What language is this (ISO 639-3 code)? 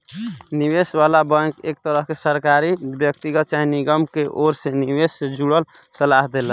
bho